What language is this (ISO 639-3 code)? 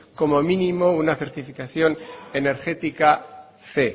spa